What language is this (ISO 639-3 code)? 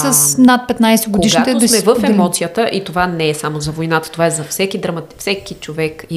bul